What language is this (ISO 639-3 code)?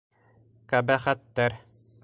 bak